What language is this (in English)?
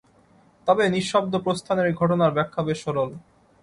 Bangla